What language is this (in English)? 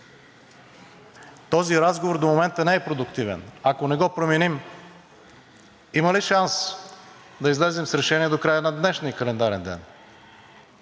Bulgarian